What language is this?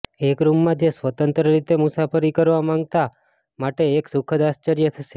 Gujarati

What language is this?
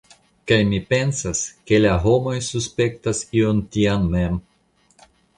Esperanto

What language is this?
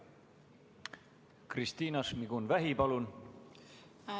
Estonian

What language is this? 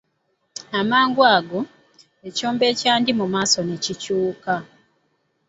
Ganda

